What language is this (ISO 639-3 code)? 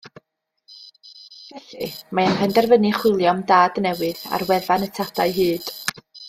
cym